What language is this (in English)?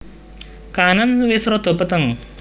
Javanese